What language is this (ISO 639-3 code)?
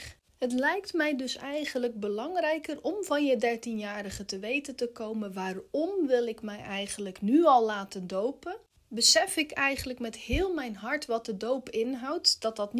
nld